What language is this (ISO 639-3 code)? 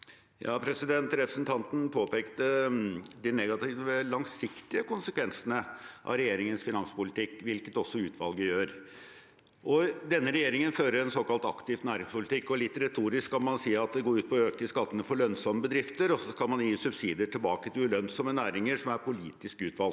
nor